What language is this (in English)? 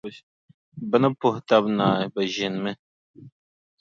Dagbani